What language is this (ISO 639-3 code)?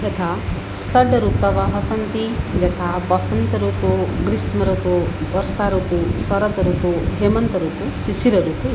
san